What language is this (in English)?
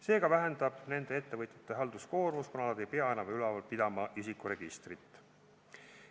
Estonian